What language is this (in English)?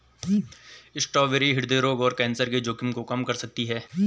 Hindi